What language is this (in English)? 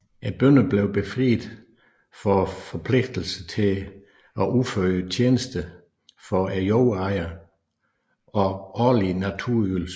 Danish